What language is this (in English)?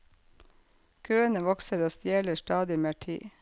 Norwegian